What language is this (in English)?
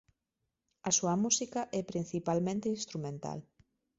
Galician